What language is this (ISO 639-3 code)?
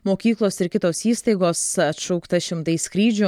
lit